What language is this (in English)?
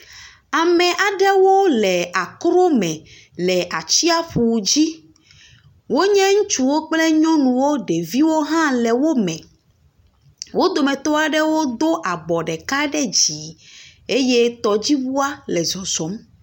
Ewe